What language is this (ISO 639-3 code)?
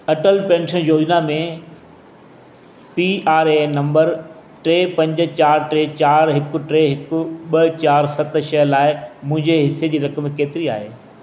snd